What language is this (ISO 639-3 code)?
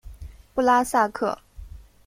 zho